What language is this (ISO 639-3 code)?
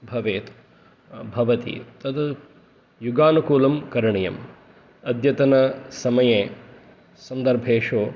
san